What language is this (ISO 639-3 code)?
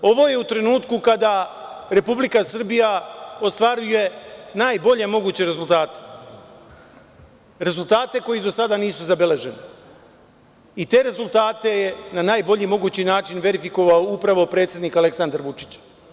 srp